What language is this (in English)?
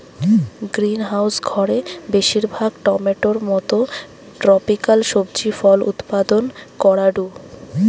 Bangla